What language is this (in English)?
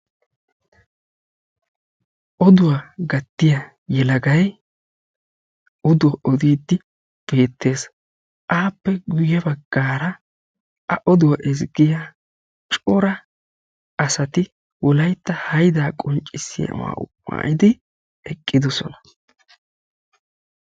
Wolaytta